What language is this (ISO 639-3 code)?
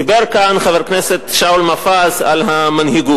heb